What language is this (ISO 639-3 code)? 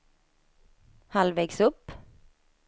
swe